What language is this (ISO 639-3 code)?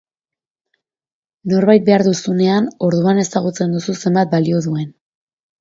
eus